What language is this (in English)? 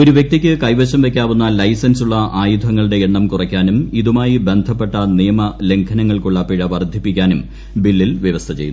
Malayalam